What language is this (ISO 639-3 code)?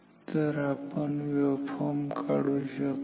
mar